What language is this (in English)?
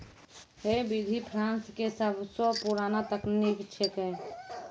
Maithili